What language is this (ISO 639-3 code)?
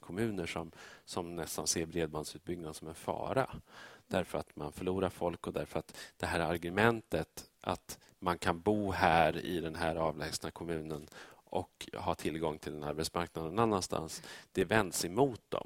swe